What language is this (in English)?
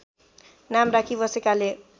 Nepali